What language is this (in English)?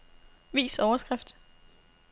Danish